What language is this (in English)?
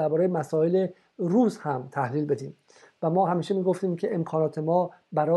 Persian